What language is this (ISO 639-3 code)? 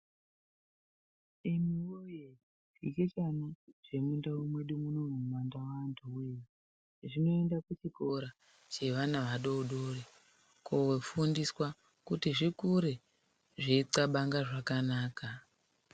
ndc